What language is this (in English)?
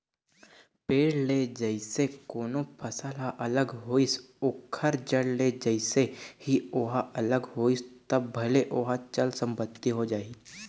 Chhattisgarhi